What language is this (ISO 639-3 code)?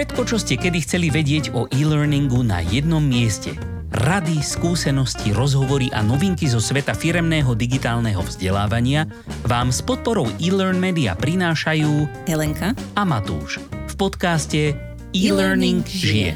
slk